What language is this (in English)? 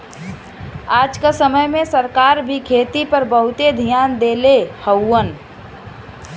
Bhojpuri